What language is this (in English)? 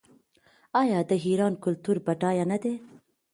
Pashto